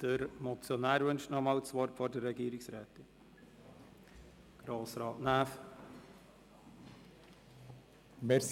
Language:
Swiss German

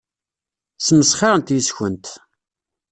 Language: Kabyle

